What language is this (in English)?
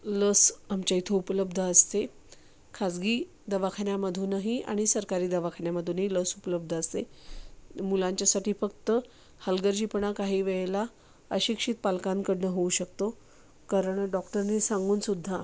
Marathi